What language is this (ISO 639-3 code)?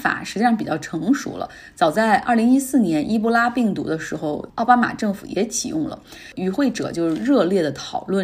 zho